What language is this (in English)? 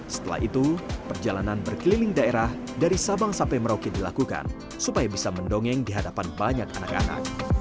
Indonesian